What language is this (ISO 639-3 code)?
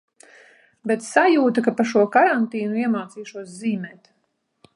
lav